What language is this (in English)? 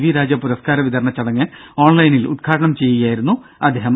Malayalam